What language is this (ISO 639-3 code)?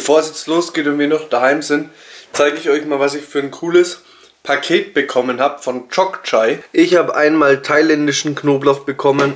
deu